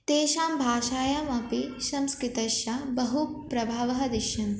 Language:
Sanskrit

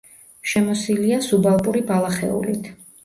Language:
Georgian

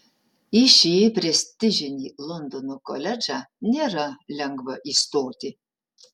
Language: Lithuanian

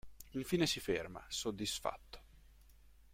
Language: Italian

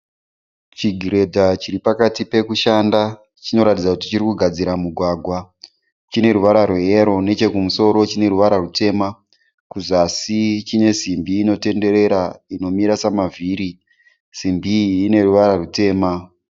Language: Shona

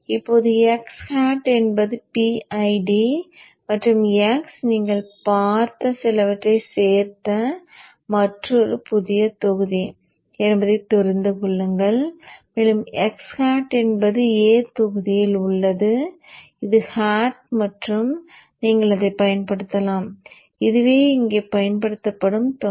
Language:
Tamil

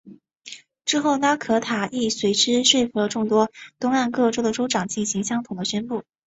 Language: Chinese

